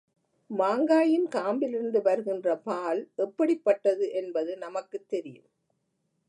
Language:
Tamil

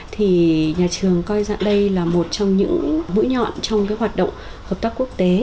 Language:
Vietnamese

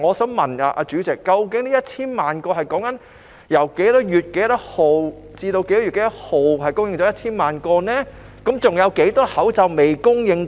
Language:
Cantonese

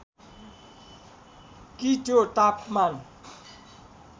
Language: Nepali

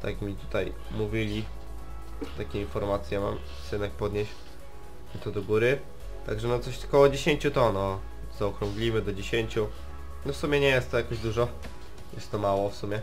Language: Polish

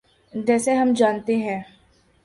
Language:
Urdu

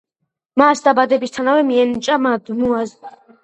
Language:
Georgian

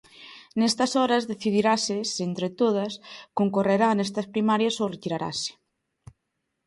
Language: Galician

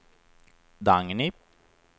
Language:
Swedish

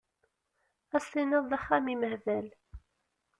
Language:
Kabyle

